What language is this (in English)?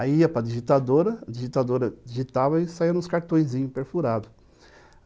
Portuguese